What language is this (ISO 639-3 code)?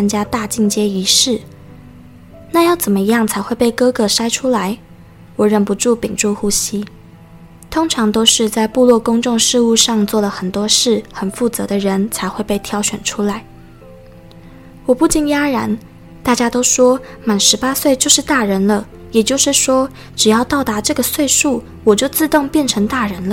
zho